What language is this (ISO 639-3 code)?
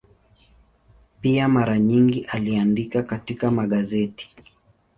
swa